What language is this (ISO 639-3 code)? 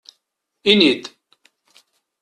kab